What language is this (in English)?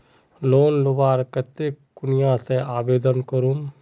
Magahi